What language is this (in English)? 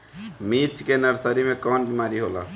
Bhojpuri